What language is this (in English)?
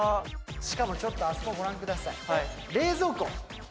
Japanese